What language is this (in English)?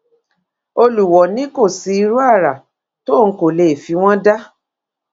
Yoruba